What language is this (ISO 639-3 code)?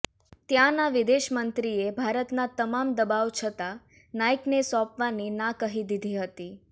guj